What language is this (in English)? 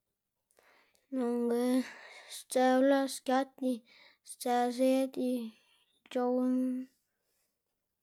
Xanaguía Zapotec